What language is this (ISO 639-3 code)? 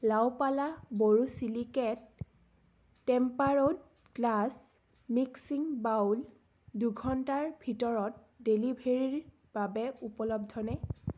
asm